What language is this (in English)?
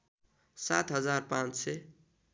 Nepali